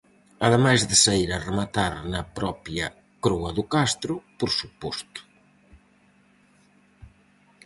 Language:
Galician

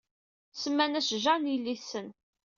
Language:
Kabyle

